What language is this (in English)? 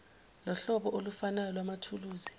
Zulu